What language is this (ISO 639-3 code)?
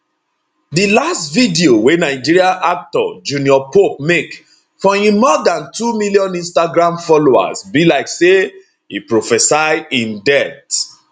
pcm